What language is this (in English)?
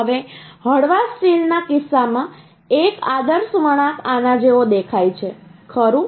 Gujarati